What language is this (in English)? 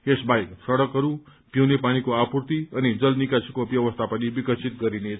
Nepali